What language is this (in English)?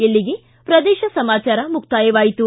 Kannada